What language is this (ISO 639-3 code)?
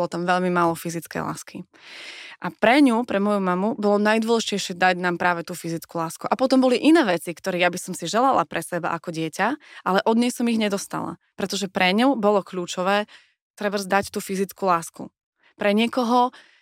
slk